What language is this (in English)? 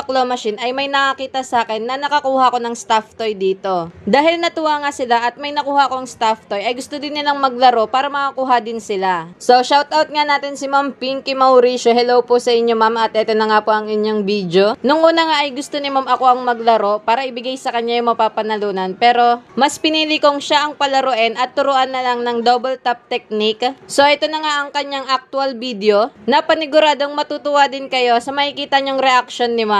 Filipino